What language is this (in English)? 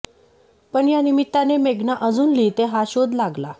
Marathi